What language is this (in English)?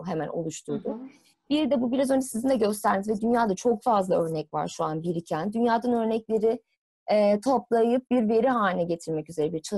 Turkish